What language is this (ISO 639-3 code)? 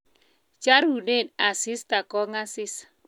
kln